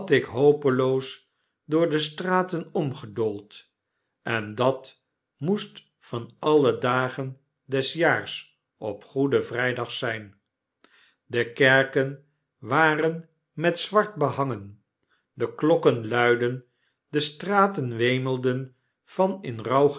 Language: Dutch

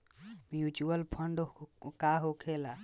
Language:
Bhojpuri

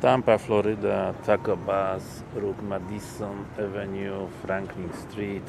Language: Polish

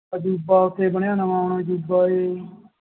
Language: Punjabi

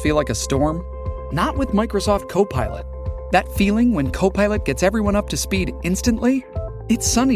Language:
Japanese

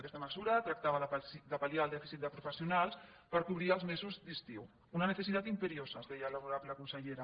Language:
Catalan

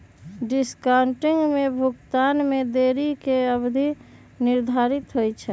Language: Magahi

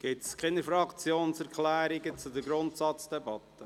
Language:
Swiss German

